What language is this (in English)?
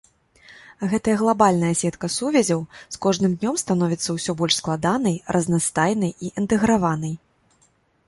Belarusian